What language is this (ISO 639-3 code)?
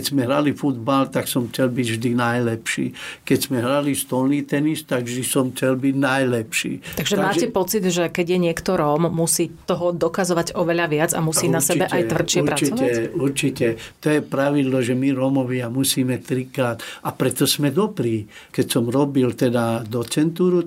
slk